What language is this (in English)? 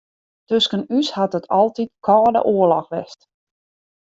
Western Frisian